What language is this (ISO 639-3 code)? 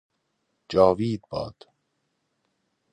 fas